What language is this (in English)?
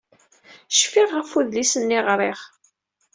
Kabyle